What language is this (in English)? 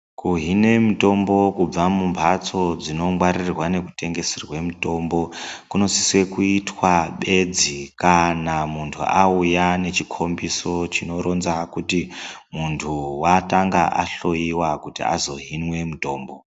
Ndau